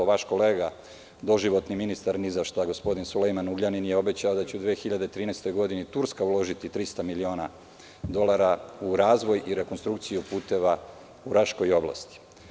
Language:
Serbian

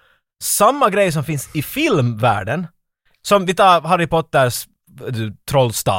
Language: Swedish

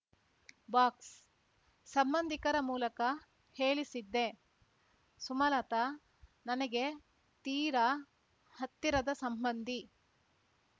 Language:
Kannada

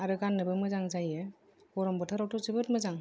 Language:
Bodo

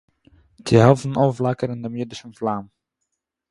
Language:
Yiddish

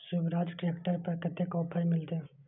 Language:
Maithili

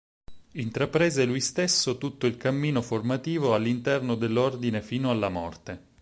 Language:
Italian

